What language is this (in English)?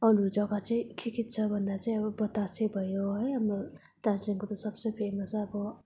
Nepali